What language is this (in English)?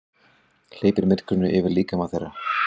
Icelandic